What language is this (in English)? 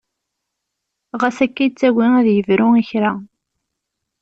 Kabyle